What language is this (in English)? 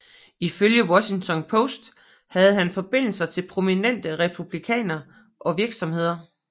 Danish